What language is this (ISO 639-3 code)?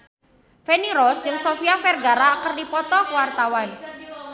sun